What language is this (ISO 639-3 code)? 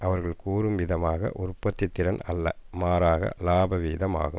tam